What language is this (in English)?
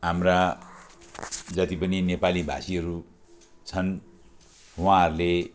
Nepali